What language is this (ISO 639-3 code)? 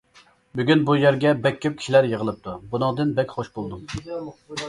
uig